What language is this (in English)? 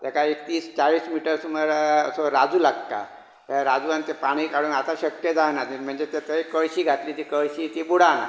Konkani